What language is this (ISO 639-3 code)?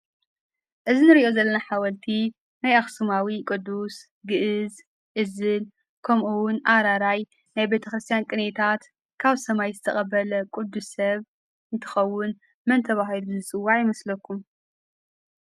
tir